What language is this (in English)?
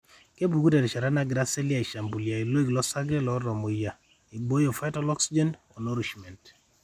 Masai